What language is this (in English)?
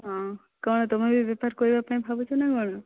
Odia